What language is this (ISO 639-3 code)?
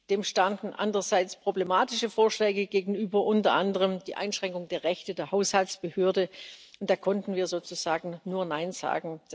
deu